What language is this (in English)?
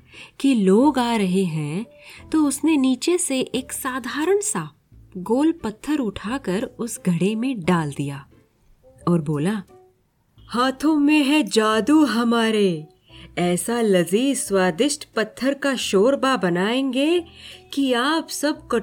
Hindi